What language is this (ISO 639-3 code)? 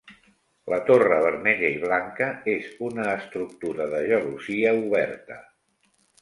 cat